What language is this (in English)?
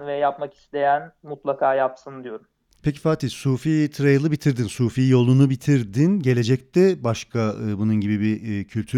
Turkish